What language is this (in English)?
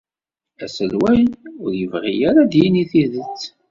Kabyle